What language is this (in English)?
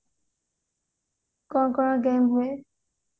Odia